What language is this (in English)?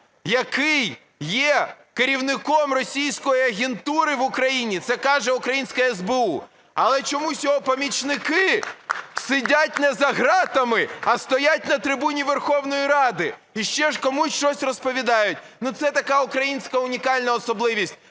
Ukrainian